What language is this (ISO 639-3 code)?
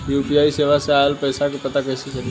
bho